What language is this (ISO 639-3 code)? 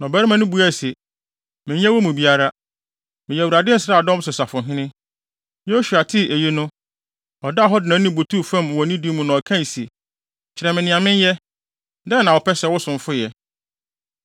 aka